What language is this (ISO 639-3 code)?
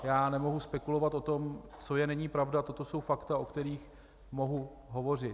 ces